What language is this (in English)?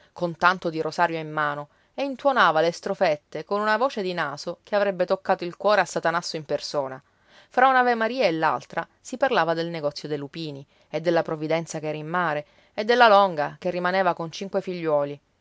Italian